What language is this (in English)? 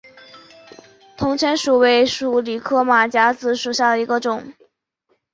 Chinese